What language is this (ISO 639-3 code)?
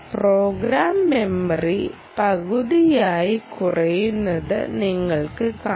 mal